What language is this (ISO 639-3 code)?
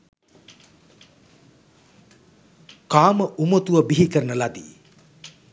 sin